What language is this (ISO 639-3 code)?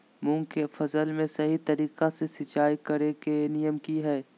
mag